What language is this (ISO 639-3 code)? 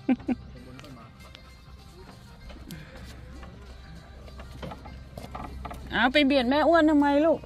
tha